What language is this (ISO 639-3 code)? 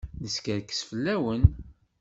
kab